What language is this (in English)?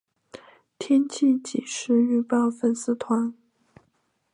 Chinese